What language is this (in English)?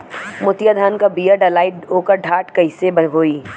Bhojpuri